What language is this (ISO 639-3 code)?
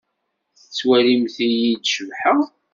kab